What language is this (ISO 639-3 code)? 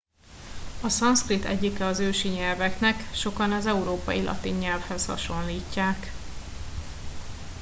hun